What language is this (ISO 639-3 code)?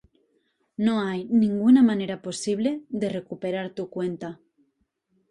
spa